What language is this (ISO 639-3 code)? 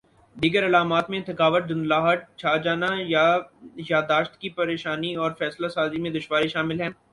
urd